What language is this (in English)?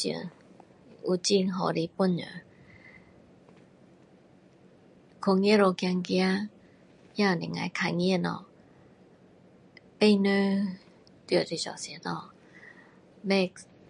Min Dong Chinese